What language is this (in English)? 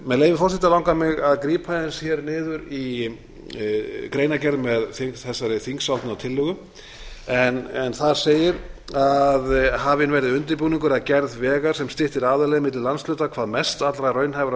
Icelandic